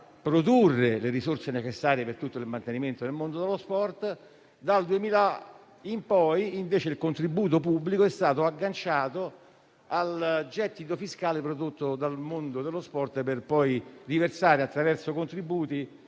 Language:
Italian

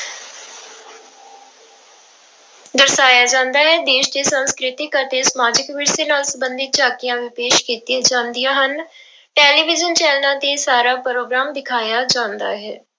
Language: Punjabi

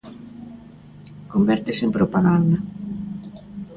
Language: Galician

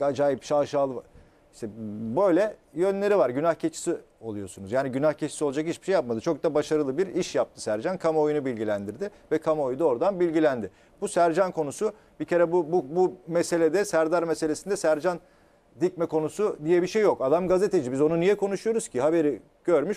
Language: Turkish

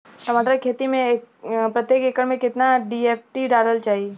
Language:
Bhojpuri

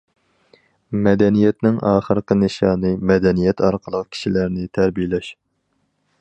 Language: Uyghur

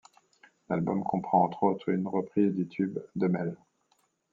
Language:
French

